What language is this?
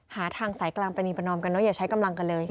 Thai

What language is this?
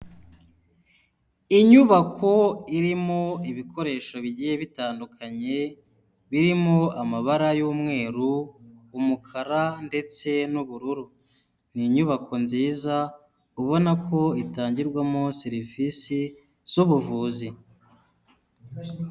Kinyarwanda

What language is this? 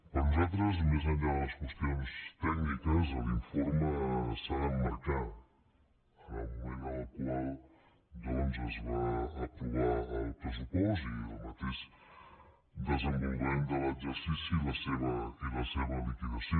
Catalan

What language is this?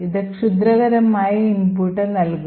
Malayalam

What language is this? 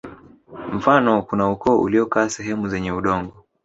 Swahili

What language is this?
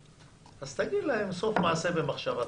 Hebrew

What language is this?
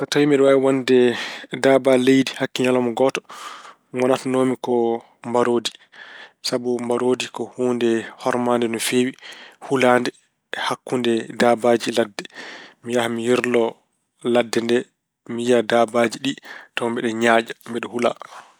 Fula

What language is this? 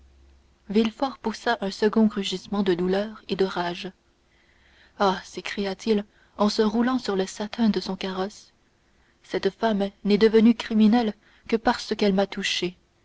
French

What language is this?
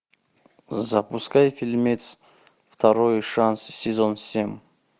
Russian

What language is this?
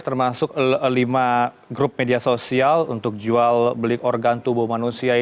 Indonesian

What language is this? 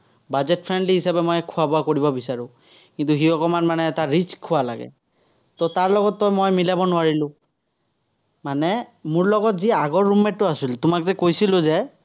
Assamese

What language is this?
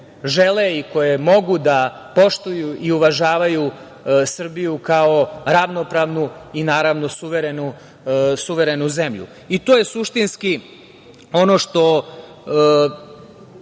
Serbian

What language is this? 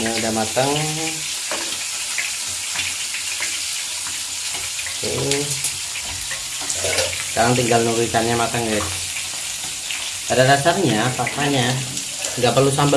Indonesian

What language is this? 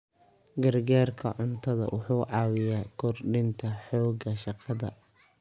Somali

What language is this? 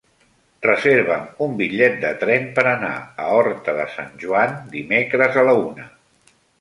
Catalan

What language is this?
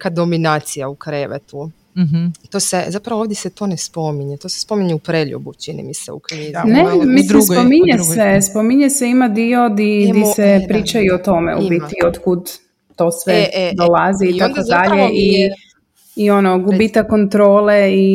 Croatian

